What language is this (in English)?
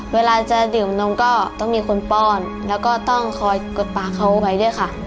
Thai